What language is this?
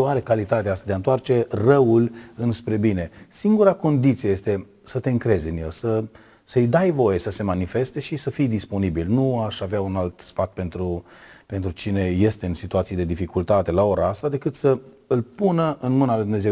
Romanian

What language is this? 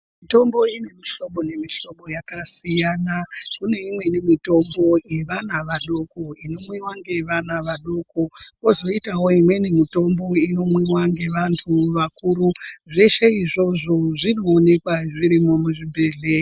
Ndau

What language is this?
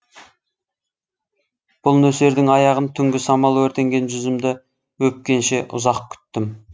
Kazakh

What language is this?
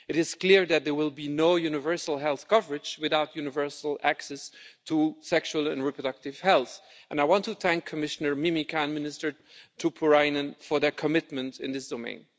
English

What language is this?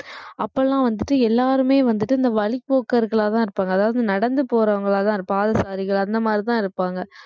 Tamil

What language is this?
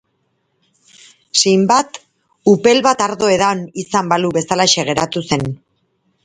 Basque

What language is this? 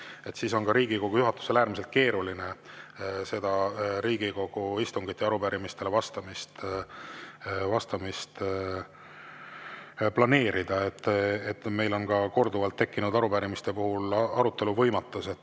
Estonian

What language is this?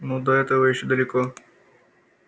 Russian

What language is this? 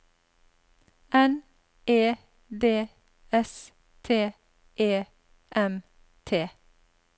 Norwegian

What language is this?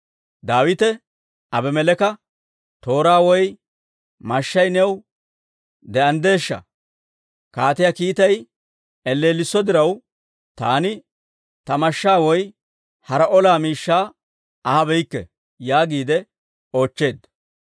Dawro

